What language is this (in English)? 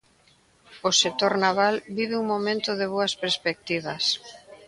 Galician